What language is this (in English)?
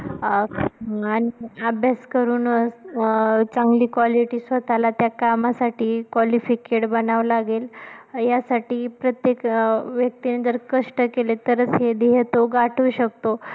Marathi